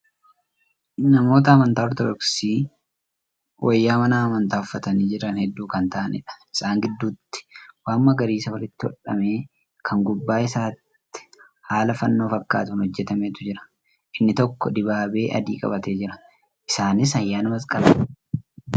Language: Oromo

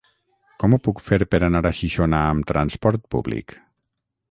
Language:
Catalan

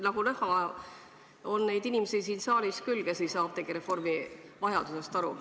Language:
Estonian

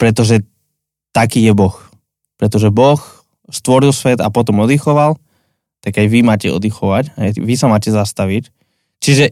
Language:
Slovak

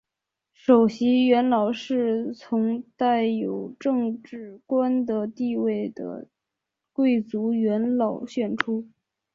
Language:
Chinese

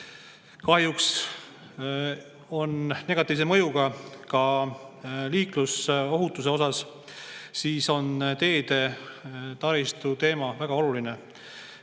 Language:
Estonian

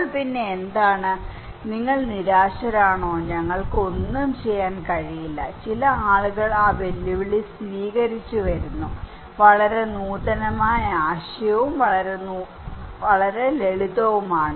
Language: Malayalam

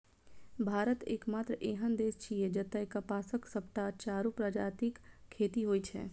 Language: Maithili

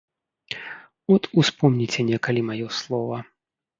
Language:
Belarusian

